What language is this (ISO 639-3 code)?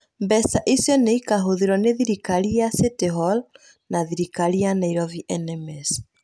kik